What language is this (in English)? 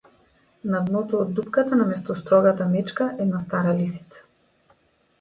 Macedonian